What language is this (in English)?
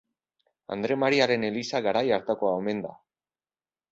Basque